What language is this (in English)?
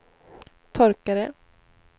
Swedish